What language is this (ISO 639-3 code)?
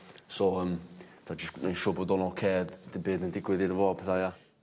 cym